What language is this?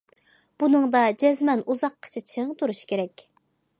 Uyghur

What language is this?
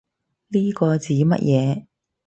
Cantonese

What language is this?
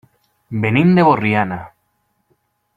Catalan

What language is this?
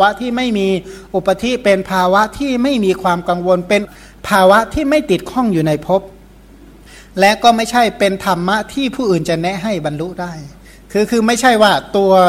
Thai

